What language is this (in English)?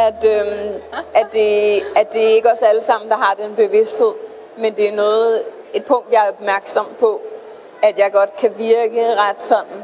Danish